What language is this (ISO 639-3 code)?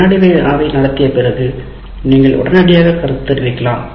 tam